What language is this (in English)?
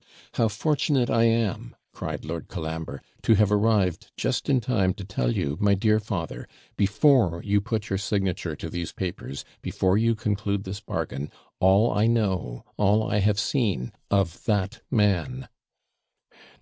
English